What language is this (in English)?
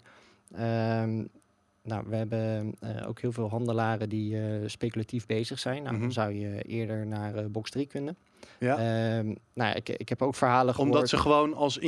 Dutch